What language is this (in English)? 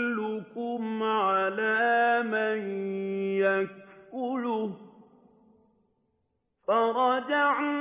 Arabic